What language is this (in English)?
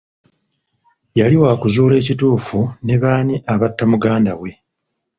Ganda